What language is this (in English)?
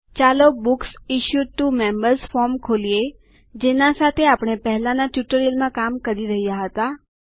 Gujarati